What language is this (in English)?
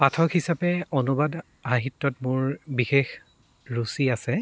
Assamese